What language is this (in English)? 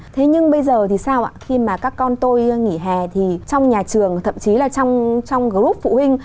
Vietnamese